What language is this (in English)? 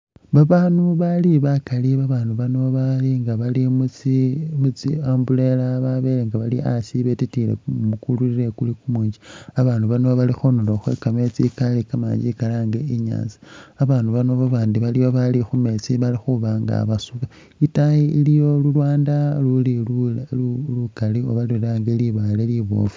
Masaaba